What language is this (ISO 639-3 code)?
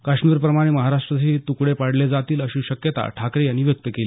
mar